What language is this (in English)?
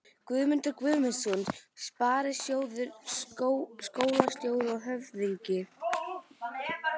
Icelandic